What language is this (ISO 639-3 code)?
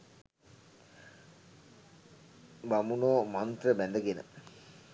sin